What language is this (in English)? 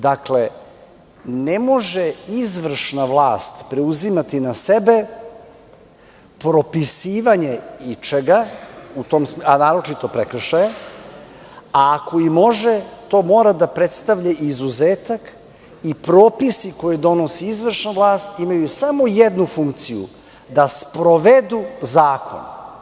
Serbian